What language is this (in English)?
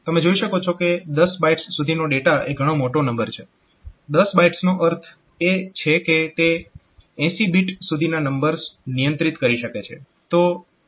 Gujarati